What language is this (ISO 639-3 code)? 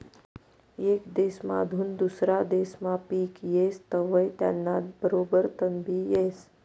mar